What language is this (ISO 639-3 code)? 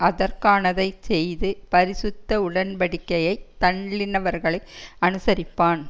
tam